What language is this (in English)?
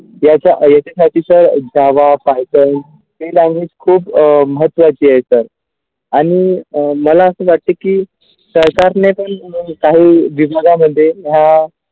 Marathi